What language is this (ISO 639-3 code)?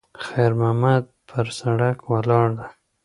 pus